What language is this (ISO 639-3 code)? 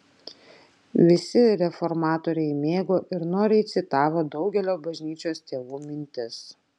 lit